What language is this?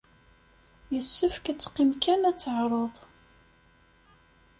Kabyle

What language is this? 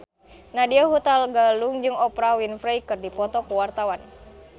Sundanese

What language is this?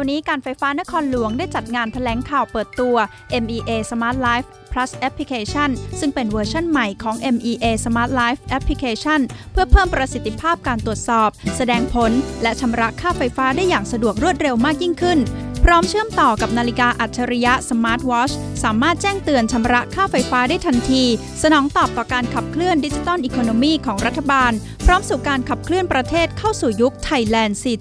Thai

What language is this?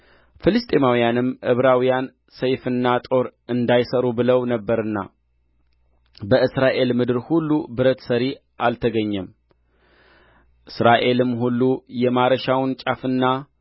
Amharic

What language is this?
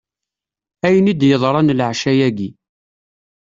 Kabyle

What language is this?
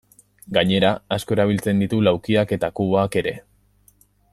Basque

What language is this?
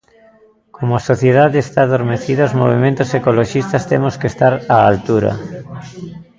Galician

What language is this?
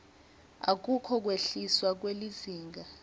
Swati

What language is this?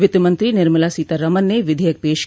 Hindi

